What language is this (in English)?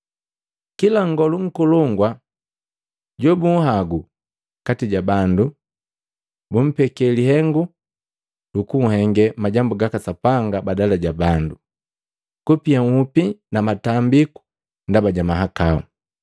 Matengo